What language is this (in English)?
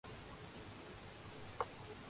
Urdu